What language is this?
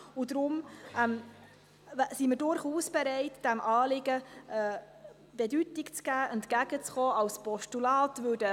Swiss German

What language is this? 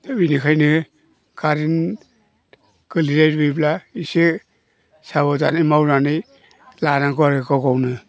Bodo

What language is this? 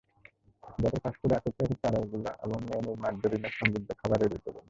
Bangla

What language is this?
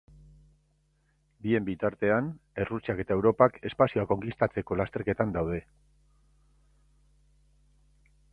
Basque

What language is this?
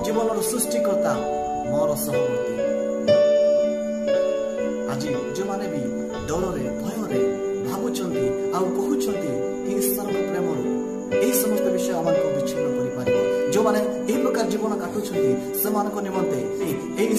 Romanian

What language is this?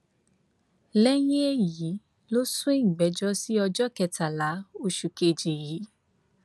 Yoruba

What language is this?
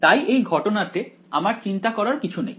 Bangla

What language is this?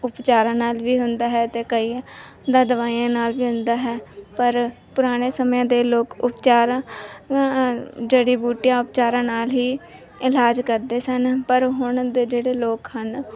Punjabi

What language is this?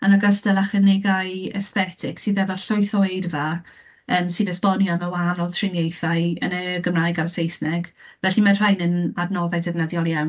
Welsh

